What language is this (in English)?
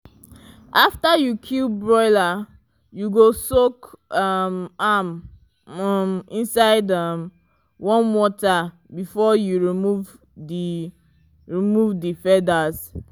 Nigerian Pidgin